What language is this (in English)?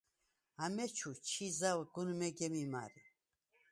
Svan